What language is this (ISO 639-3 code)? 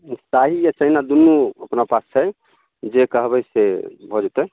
mai